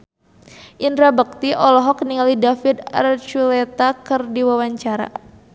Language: Sundanese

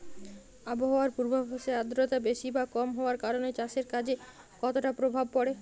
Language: Bangla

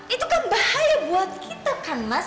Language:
Indonesian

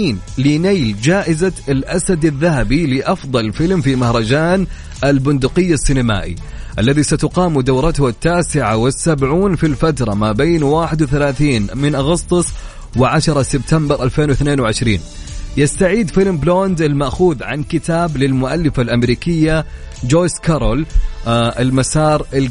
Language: Arabic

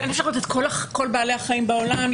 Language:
Hebrew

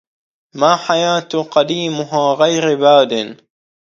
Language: Arabic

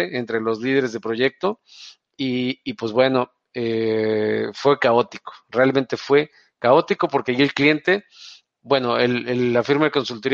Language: Spanish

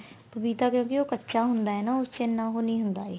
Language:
Punjabi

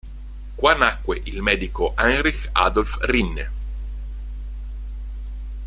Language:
Italian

